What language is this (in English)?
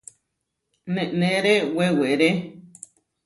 Huarijio